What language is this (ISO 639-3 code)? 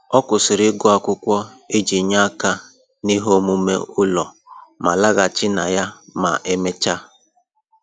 ibo